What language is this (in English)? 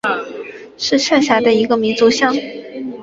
Chinese